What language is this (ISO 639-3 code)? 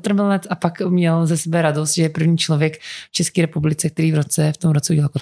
ces